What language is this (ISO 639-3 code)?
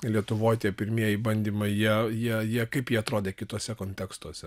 lit